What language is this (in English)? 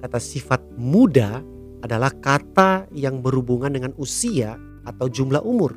Indonesian